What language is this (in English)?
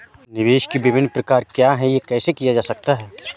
Hindi